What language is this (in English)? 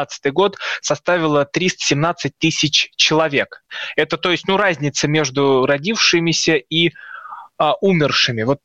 Russian